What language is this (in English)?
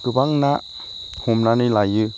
Bodo